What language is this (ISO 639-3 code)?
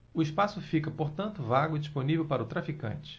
por